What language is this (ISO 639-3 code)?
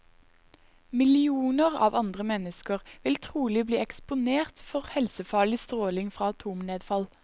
nor